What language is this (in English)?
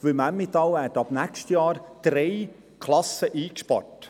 Swiss German